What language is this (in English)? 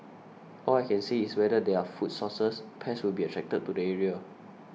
English